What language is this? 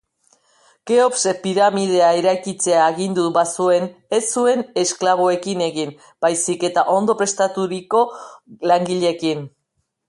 Basque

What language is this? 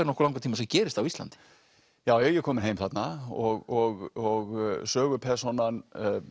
Icelandic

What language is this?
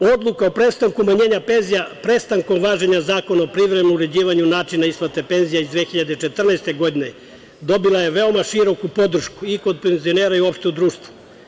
Serbian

